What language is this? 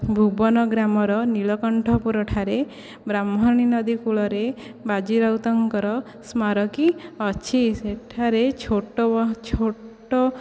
Odia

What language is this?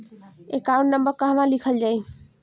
Bhojpuri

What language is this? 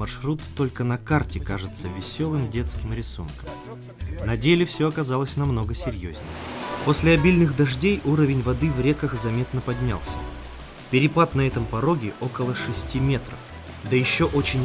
Russian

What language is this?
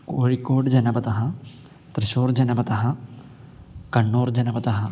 Sanskrit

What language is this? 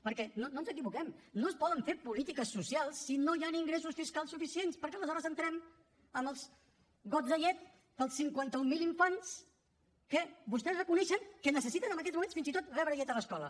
Catalan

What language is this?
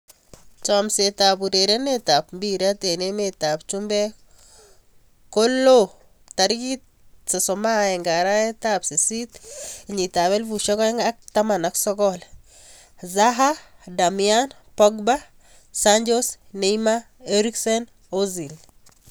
Kalenjin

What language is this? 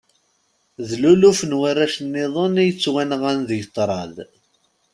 Kabyle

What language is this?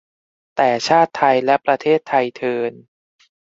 Thai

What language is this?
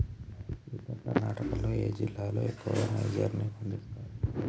Telugu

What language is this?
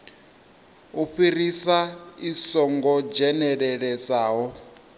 Venda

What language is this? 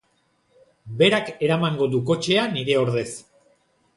Basque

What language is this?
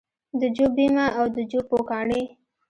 Pashto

